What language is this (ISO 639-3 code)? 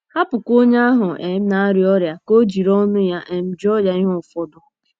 ibo